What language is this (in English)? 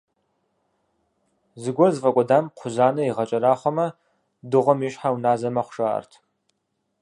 Kabardian